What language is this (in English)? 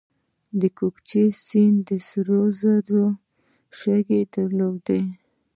Pashto